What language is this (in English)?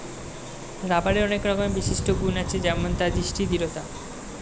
Bangla